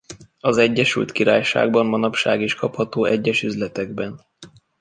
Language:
Hungarian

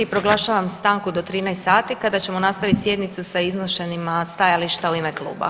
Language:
Croatian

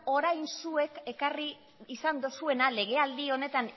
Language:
Basque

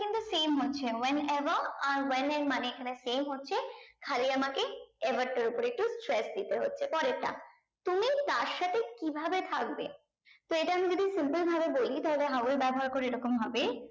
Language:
Bangla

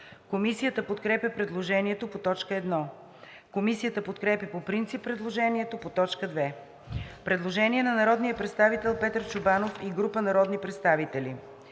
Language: Bulgarian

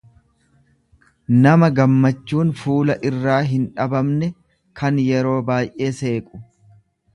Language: Oromo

